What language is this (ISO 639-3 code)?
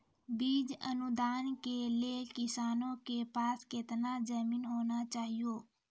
mai